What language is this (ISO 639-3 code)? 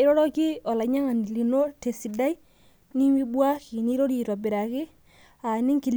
mas